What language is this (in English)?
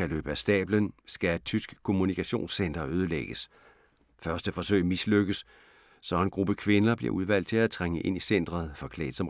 Danish